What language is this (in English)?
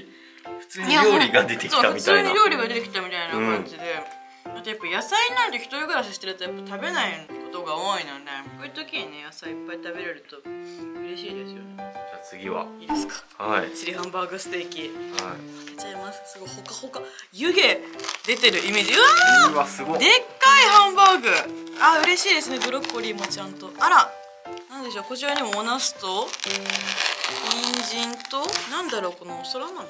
Japanese